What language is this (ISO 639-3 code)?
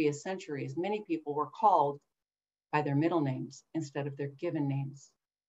eng